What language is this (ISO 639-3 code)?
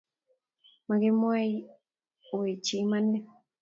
kln